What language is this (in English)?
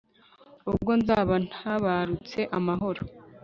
Kinyarwanda